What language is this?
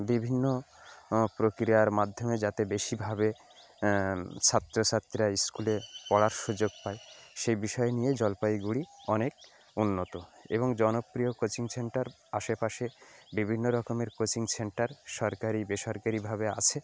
Bangla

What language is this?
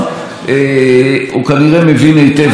Hebrew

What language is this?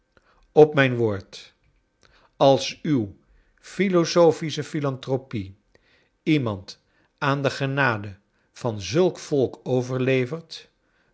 Dutch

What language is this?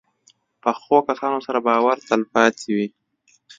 Pashto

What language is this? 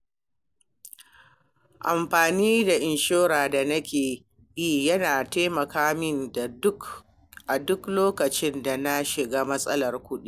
Hausa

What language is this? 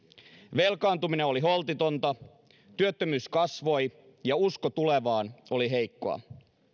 Finnish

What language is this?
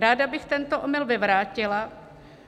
Czech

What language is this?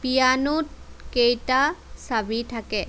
Assamese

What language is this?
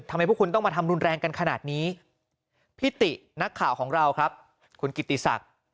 Thai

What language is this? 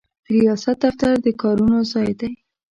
Pashto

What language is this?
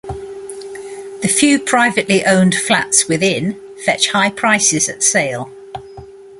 English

